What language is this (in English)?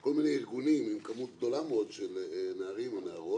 Hebrew